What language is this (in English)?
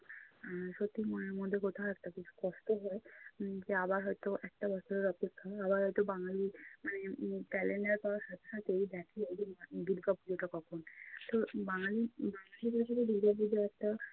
Bangla